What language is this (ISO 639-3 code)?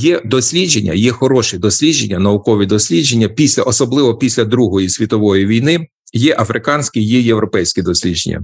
ukr